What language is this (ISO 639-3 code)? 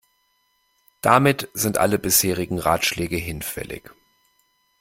deu